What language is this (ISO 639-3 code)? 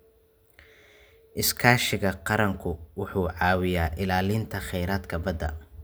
som